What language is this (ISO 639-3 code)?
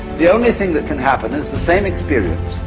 eng